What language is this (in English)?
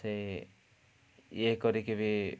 Odia